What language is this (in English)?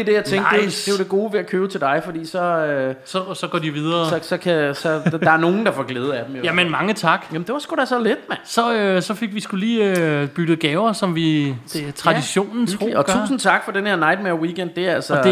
Danish